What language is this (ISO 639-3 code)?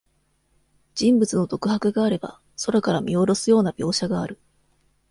jpn